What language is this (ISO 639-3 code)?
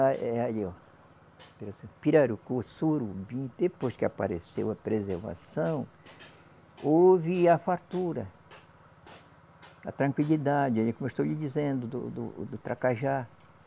por